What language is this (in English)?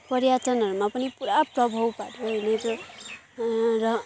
Nepali